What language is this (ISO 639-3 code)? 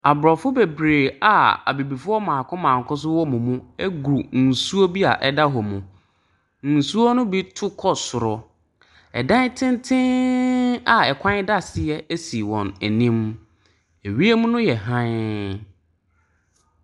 aka